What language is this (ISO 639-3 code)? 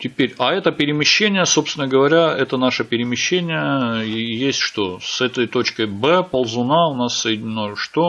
rus